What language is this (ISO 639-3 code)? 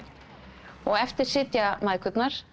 isl